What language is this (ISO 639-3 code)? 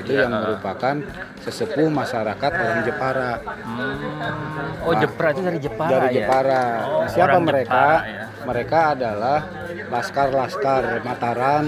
ind